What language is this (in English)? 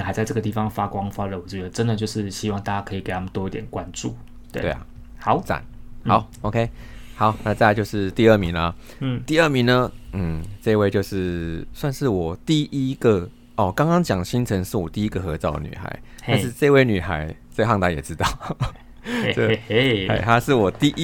Chinese